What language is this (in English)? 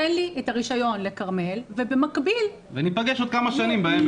Hebrew